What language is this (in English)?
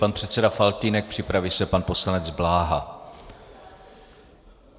Czech